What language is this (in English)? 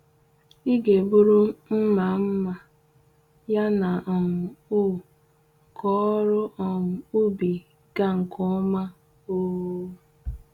Igbo